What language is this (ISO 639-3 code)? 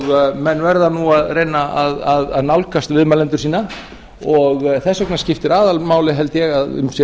isl